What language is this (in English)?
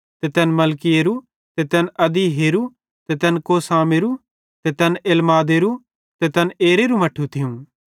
Bhadrawahi